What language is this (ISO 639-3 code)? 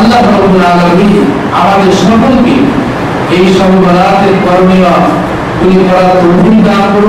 ind